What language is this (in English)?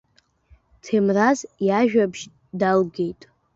Abkhazian